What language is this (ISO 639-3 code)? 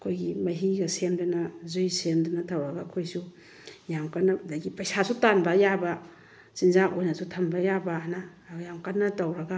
mni